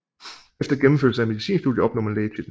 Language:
Danish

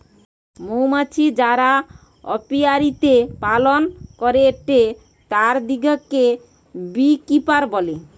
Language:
Bangla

